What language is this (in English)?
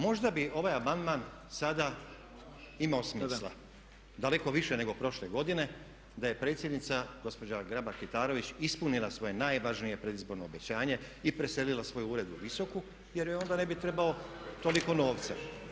Croatian